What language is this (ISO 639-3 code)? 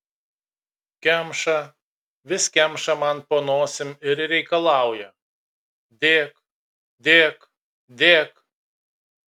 lit